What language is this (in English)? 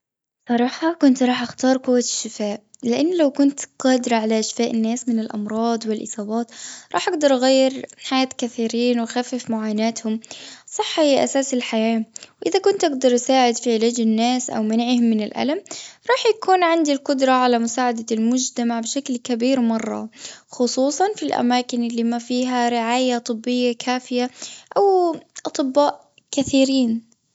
Gulf Arabic